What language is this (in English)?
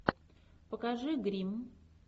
Russian